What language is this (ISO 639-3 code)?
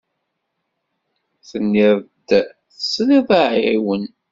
kab